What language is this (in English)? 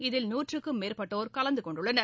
Tamil